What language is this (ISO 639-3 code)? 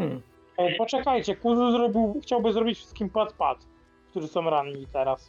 pol